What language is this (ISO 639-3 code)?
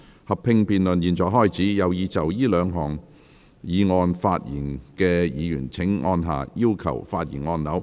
yue